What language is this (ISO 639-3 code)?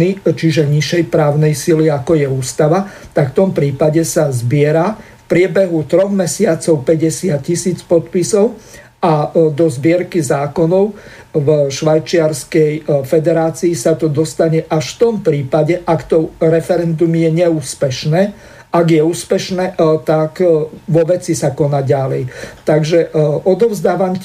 slk